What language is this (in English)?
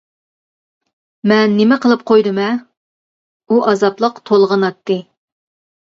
Uyghur